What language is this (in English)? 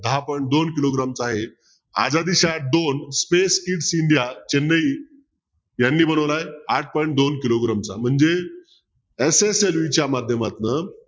Marathi